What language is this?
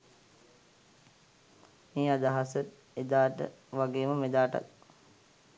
Sinhala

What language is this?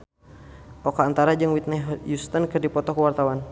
Sundanese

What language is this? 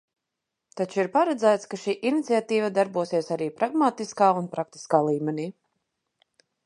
Latvian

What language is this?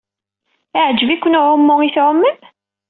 Kabyle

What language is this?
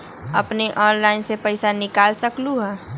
Magahi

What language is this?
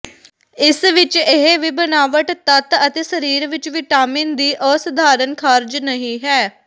Punjabi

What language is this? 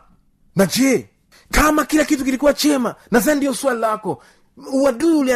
Swahili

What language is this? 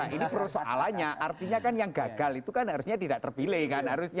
Indonesian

